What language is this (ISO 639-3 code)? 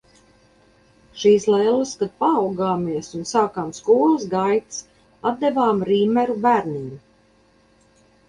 lav